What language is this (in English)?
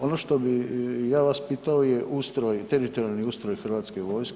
Croatian